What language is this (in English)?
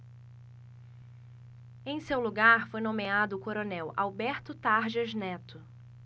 Portuguese